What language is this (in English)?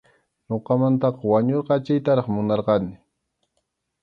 Arequipa-La Unión Quechua